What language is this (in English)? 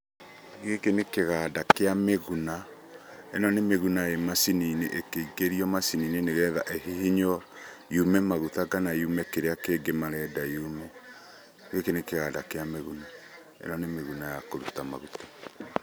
Kikuyu